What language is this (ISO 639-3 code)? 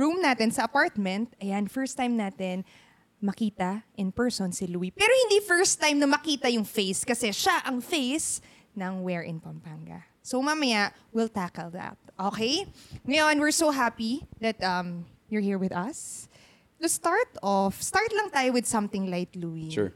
fil